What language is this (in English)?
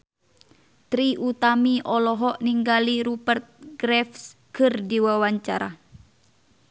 Sundanese